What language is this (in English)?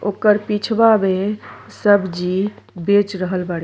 Bhojpuri